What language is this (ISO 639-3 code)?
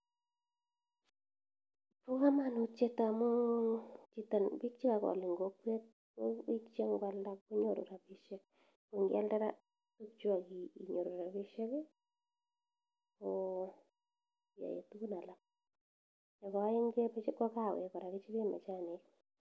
kln